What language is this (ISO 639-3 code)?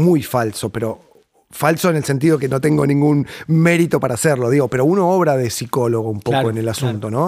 spa